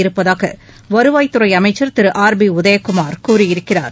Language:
Tamil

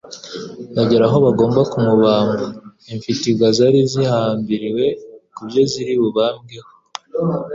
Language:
Kinyarwanda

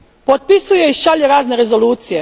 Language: Croatian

